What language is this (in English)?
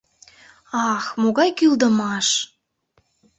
Mari